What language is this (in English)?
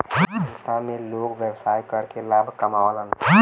Bhojpuri